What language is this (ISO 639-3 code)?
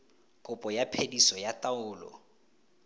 tsn